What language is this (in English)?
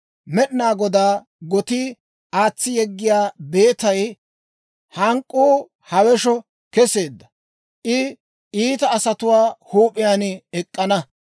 Dawro